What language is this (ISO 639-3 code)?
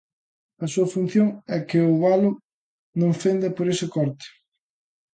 glg